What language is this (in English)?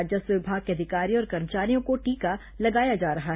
Hindi